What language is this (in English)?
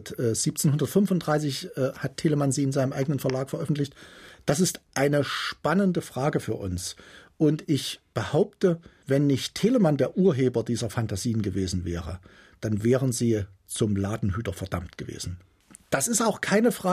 German